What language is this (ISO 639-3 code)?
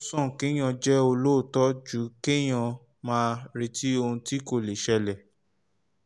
yor